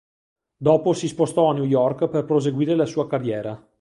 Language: Italian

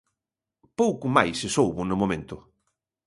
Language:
Galician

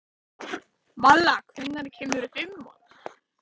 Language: Icelandic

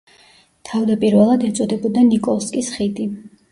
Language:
Georgian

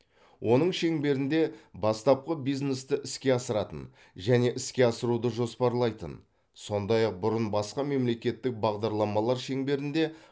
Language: Kazakh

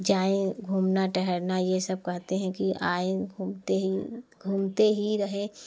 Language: Hindi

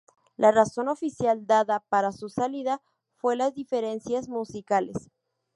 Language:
Spanish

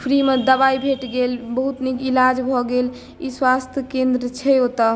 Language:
Maithili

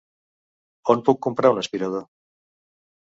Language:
Catalan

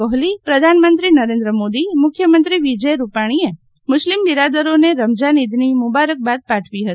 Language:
Gujarati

